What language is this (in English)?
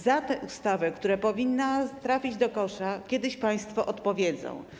Polish